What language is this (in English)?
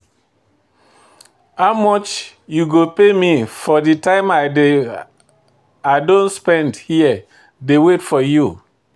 Nigerian Pidgin